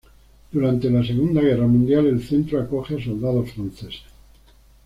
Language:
Spanish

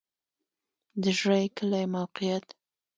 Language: Pashto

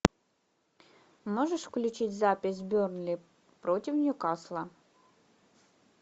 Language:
Russian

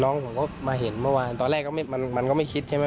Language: Thai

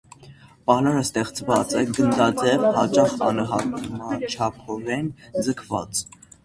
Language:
Armenian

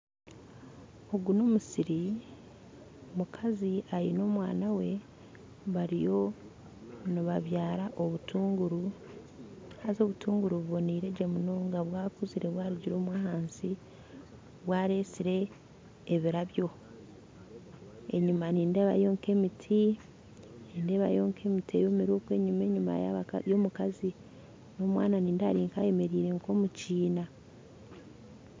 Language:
Nyankole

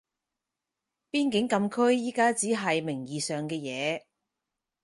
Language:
Cantonese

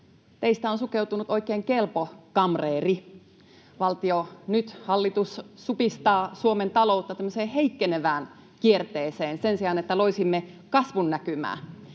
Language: Finnish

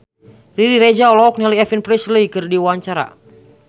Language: Sundanese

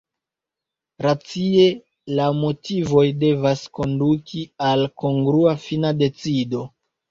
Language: Esperanto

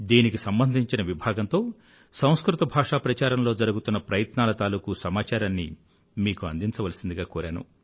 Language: Telugu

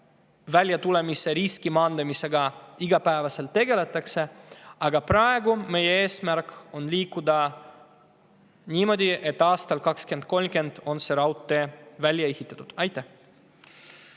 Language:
Estonian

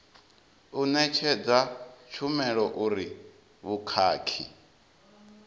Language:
Venda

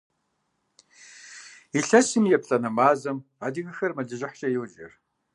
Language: Kabardian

